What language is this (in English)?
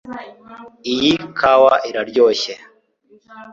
Kinyarwanda